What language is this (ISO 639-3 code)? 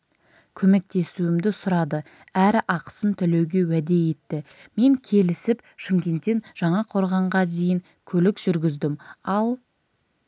kaz